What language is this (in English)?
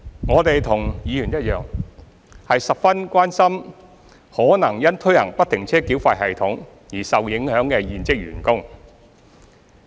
Cantonese